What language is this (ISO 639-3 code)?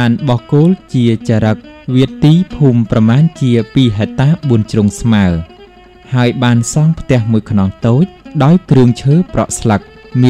tha